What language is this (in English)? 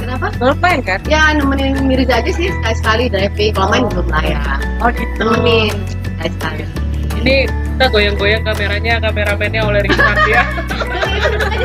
Indonesian